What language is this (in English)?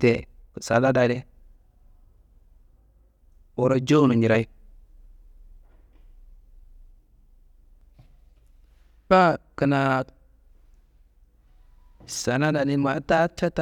Kanembu